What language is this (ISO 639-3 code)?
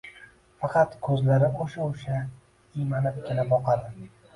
uzb